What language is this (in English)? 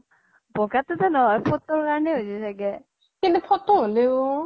Assamese